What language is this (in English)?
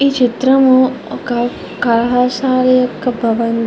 Telugu